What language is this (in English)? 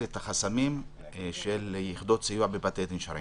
Hebrew